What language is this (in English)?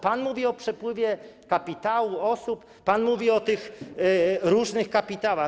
Polish